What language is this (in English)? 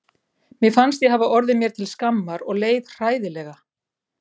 Icelandic